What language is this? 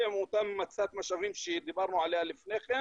Hebrew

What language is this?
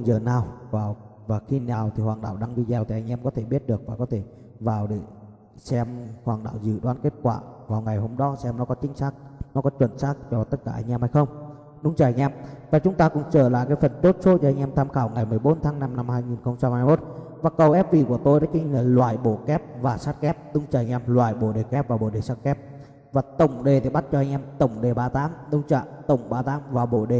Vietnamese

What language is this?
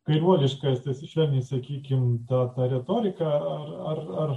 Lithuanian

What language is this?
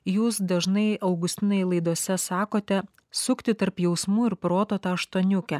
Lithuanian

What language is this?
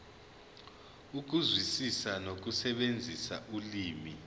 Zulu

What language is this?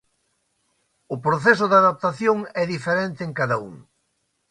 Galician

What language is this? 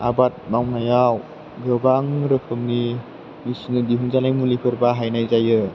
Bodo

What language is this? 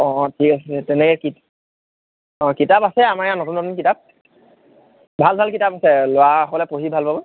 Assamese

